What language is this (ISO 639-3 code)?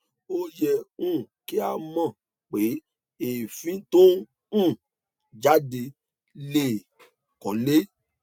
yor